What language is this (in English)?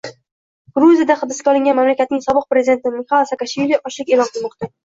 Uzbek